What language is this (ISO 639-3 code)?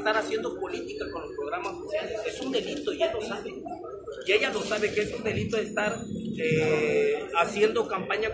spa